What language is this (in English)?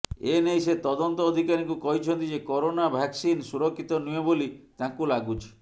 Odia